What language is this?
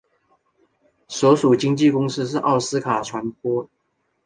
Chinese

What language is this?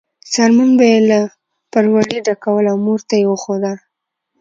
Pashto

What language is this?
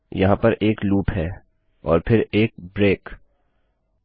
Hindi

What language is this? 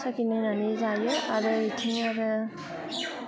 Bodo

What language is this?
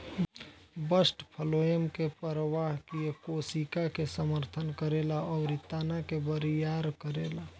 Bhojpuri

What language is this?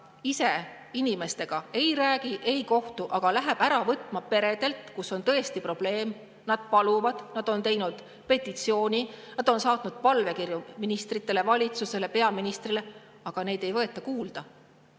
Estonian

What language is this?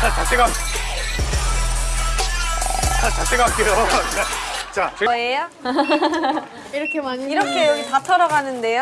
Korean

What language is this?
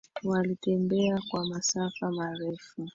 Swahili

